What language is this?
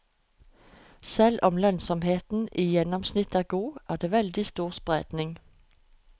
Norwegian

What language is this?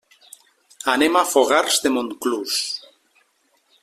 Catalan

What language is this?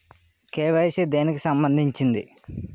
Telugu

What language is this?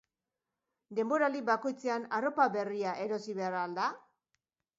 Basque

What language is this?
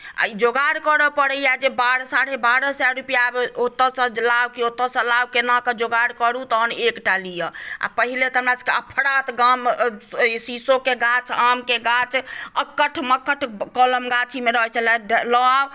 Maithili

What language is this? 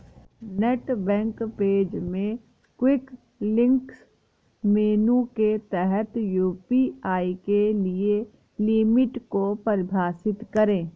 Hindi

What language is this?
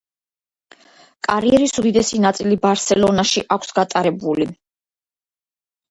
Georgian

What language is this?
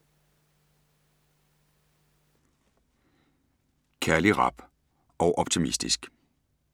Danish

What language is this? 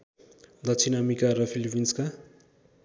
Nepali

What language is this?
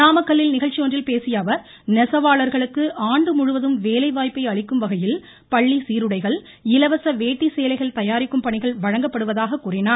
Tamil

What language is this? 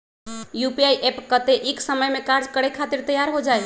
Magahi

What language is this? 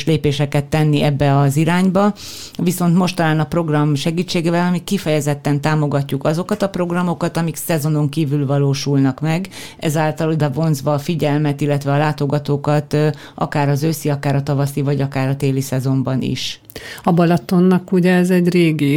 Hungarian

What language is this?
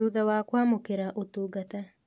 Kikuyu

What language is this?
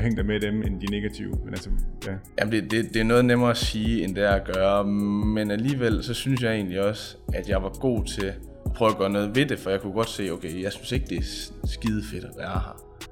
Danish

